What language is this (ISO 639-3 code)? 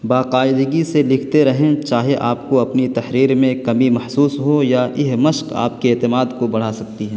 urd